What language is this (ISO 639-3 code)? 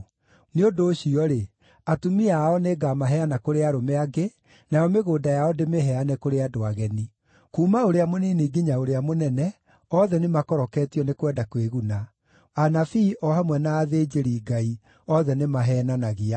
kik